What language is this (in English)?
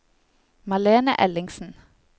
Norwegian